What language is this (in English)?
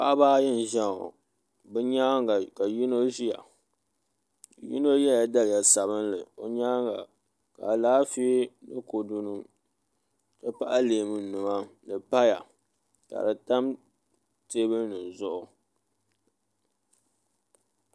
Dagbani